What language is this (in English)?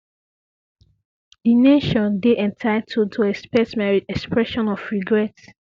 Nigerian Pidgin